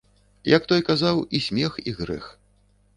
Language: Belarusian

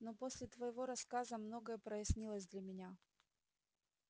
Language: Russian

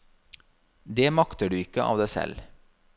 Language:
Norwegian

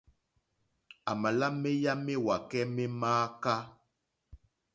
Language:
Mokpwe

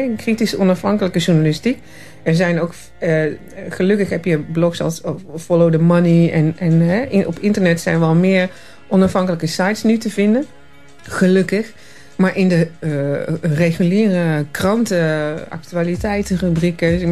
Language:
Dutch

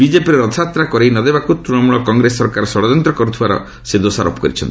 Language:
Odia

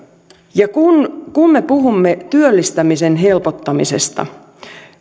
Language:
Finnish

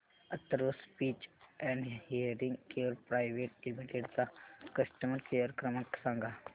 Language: Marathi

